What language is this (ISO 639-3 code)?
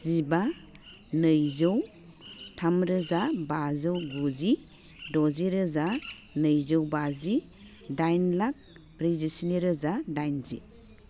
brx